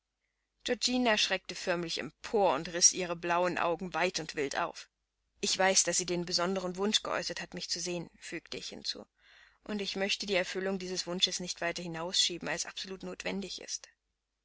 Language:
German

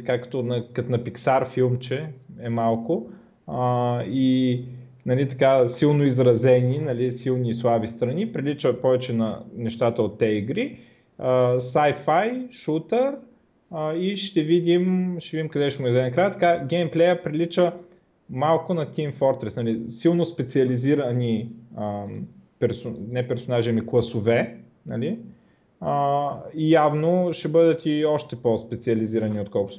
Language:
Bulgarian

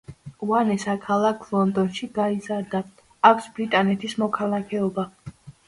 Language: Georgian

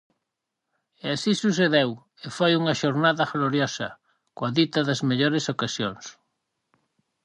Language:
Galician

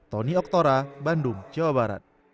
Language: Indonesian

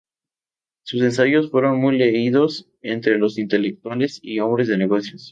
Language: Spanish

